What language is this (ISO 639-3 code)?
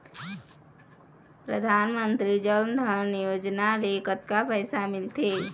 hne